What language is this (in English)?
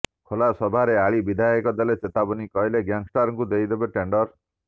Odia